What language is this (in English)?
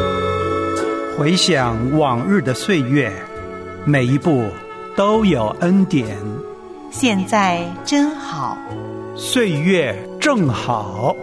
Chinese